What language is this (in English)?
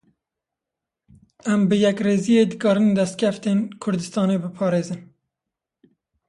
Kurdish